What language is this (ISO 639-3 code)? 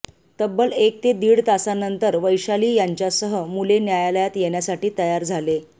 mar